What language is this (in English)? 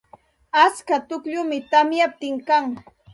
Santa Ana de Tusi Pasco Quechua